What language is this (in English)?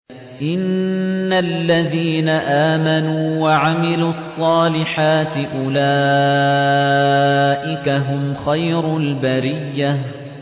Arabic